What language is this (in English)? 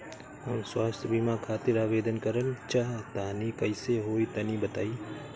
Bhojpuri